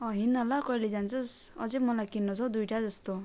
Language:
Nepali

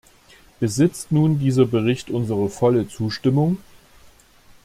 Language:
German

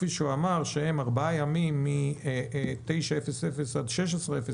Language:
Hebrew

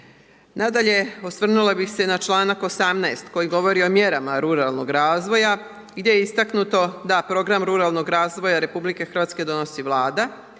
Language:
Croatian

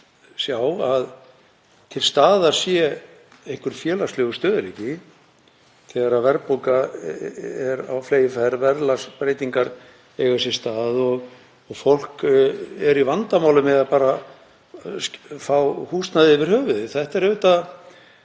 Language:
Icelandic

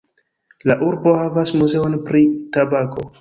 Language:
Esperanto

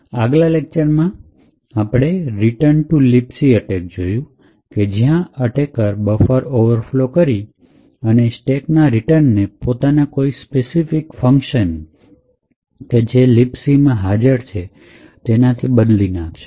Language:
Gujarati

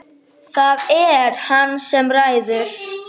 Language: Icelandic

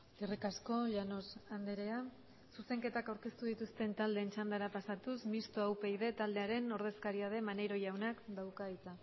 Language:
Basque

